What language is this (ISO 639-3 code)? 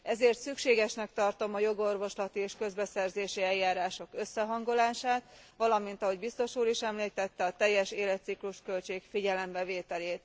hun